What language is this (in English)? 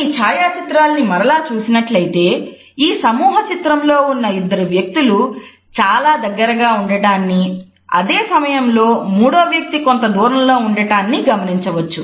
Telugu